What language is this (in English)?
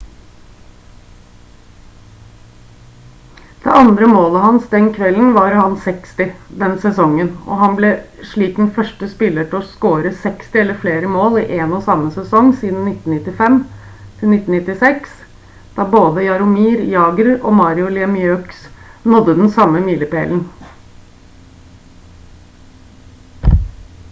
Norwegian Bokmål